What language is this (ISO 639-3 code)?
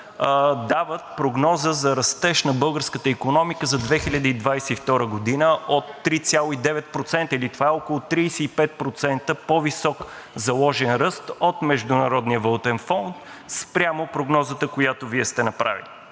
bul